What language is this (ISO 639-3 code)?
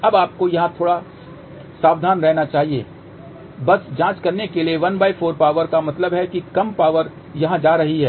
hin